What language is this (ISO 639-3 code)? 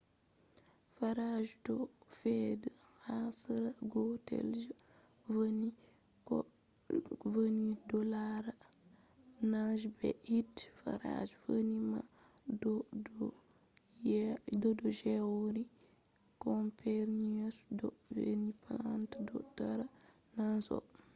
ful